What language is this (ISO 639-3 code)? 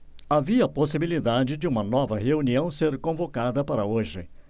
por